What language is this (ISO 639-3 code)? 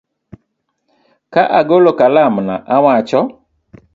luo